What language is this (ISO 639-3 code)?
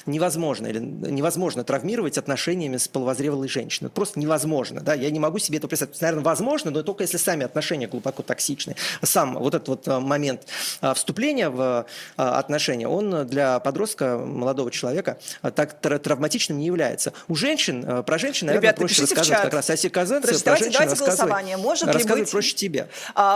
rus